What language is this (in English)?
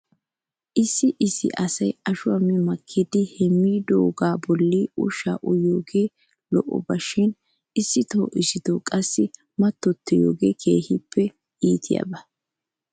Wolaytta